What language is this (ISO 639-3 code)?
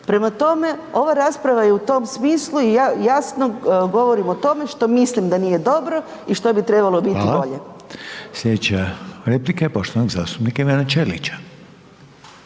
hrv